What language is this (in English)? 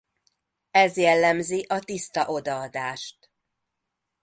Hungarian